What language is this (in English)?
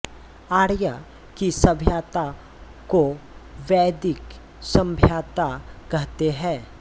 Hindi